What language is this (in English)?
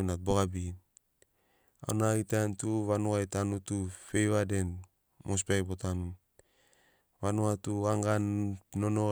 Sinaugoro